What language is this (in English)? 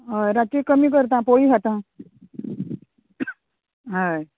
Konkani